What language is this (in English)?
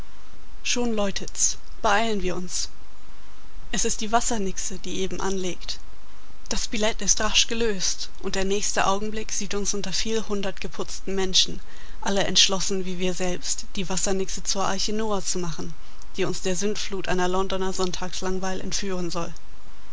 German